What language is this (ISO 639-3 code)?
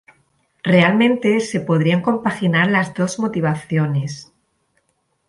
spa